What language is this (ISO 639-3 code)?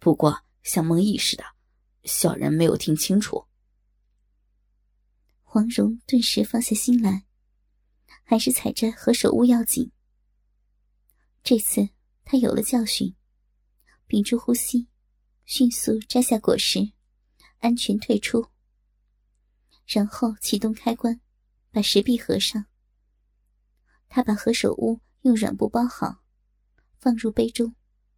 zho